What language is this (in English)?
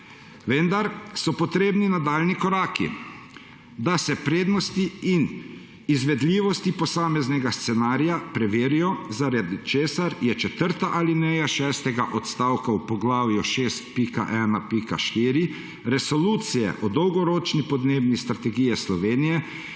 Slovenian